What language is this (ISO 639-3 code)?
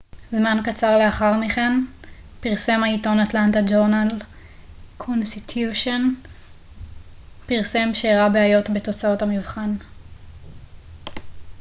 heb